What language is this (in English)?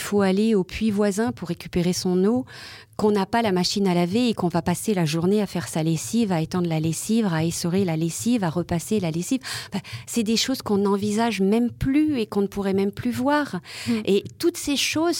French